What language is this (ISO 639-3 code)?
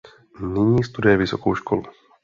ces